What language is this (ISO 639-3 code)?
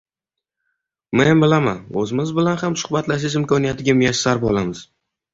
uzb